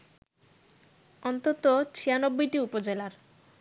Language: Bangla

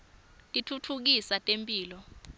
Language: Swati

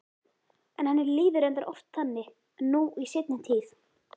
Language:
Icelandic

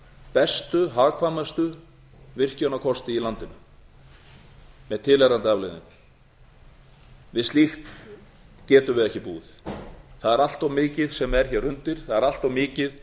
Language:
Icelandic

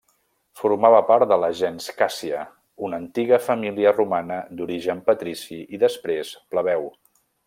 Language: Catalan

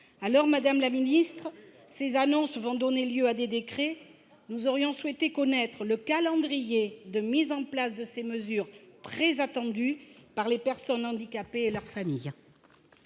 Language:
French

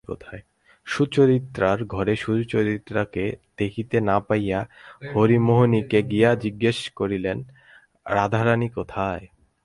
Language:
Bangla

